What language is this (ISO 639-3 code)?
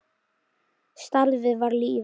isl